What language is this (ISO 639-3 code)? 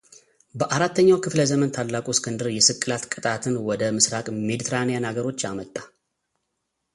amh